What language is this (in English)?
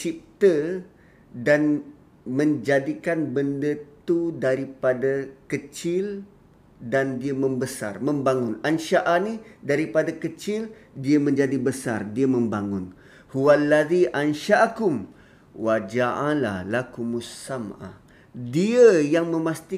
Malay